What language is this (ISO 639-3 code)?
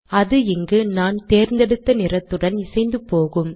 tam